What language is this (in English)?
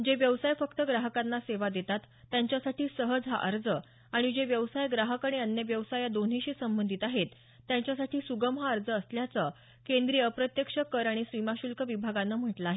Marathi